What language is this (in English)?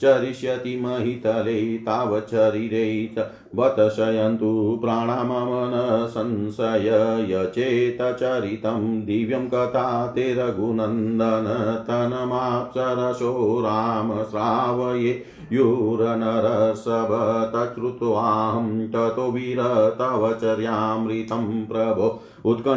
Hindi